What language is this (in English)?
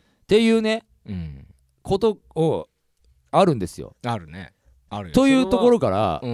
Japanese